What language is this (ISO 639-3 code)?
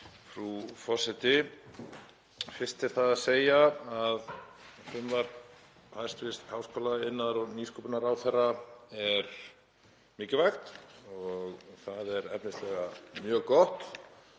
isl